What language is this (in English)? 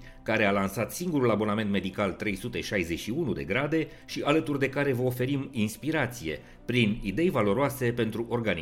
Romanian